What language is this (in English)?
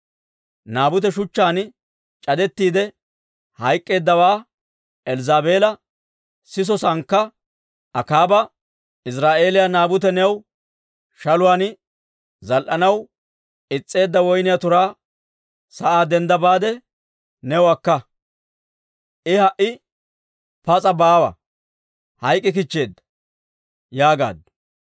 Dawro